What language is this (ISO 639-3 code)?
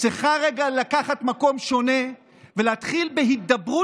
heb